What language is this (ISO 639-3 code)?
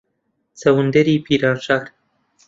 ckb